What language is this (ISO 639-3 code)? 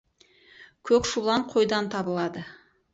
kaz